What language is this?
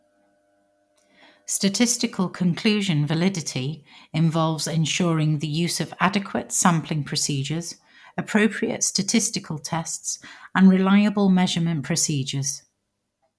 English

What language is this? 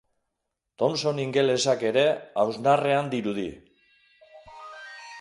Basque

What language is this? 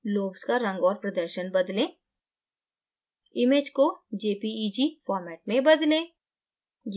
Hindi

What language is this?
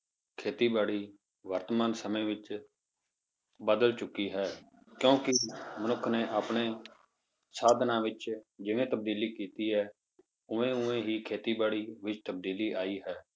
Punjabi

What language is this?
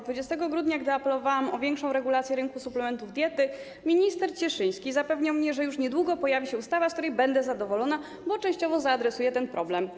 Polish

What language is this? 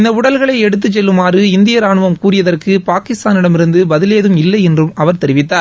Tamil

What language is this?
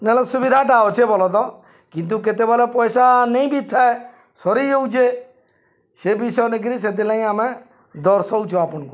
Odia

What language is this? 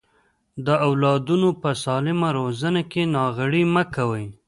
Pashto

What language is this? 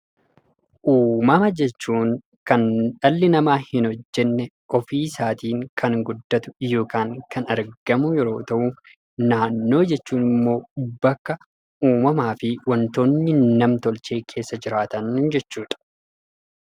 Oromo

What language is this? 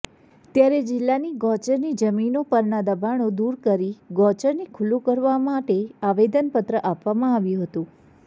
Gujarati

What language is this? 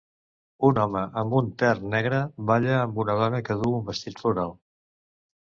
Catalan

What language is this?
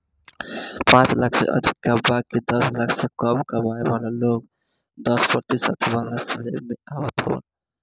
Bhojpuri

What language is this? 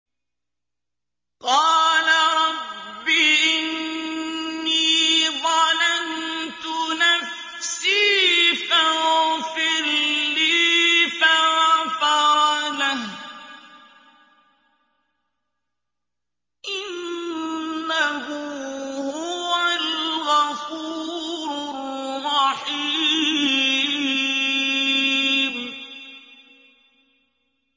Arabic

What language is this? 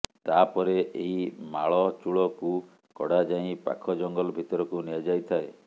Odia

